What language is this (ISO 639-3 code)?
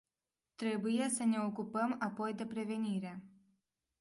ron